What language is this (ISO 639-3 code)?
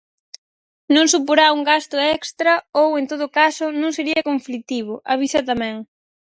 glg